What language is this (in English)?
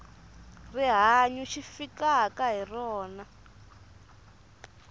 Tsonga